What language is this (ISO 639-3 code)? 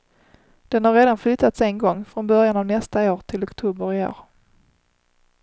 swe